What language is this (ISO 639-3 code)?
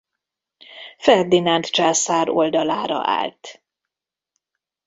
hun